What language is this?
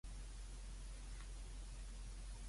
Cantonese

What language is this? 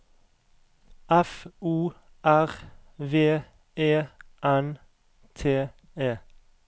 Norwegian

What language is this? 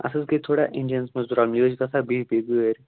Kashmiri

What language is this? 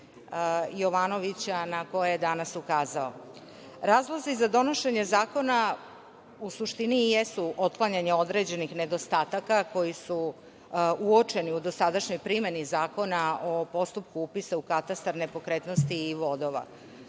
Serbian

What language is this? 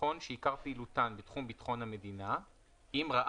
Hebrew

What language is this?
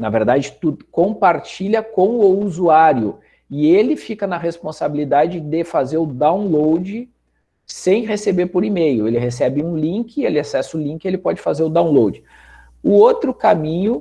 Portuguese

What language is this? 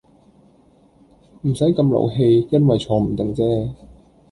Cantonese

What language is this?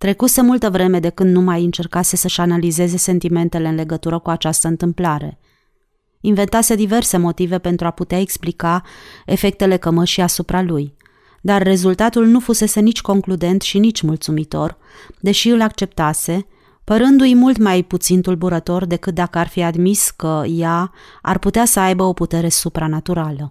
Romanian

